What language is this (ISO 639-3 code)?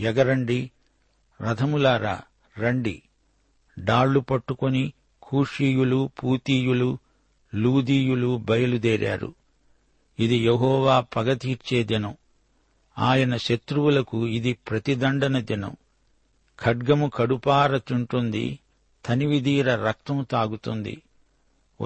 tel